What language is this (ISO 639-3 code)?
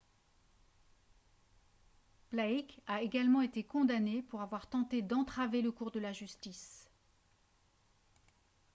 fra